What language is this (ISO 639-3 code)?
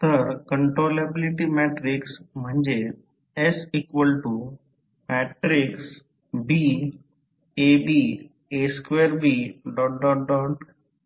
mar